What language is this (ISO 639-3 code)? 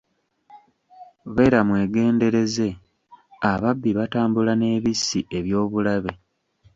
lug